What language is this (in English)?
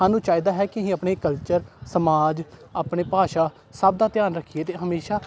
Punjabi